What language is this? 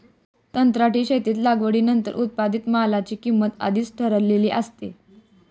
Marathi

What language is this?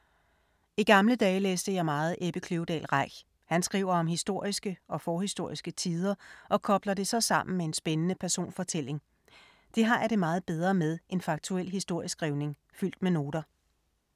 Danish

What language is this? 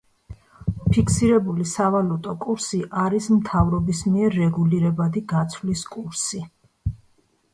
Georgian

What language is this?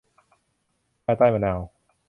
Thai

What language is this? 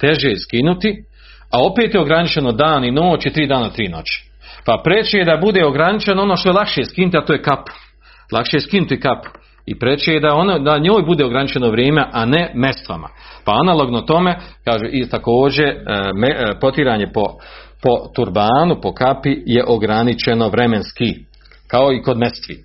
Croatian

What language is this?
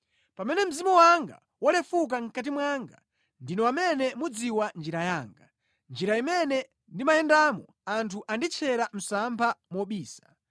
Nyanja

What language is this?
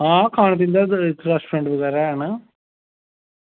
Dogri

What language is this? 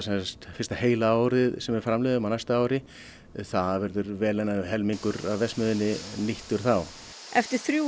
Icelandic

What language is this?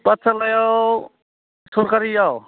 Bodo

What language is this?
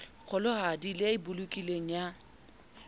Southern Sotho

